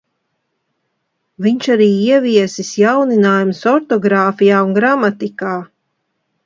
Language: Latvian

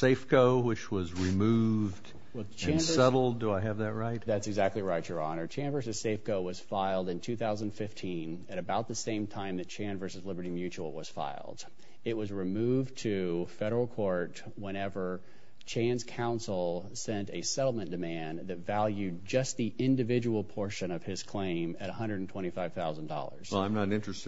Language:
English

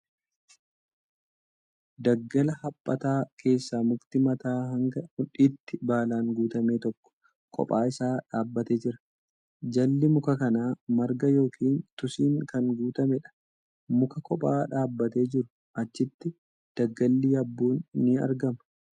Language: Oromo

